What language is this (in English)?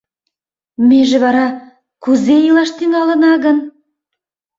Mari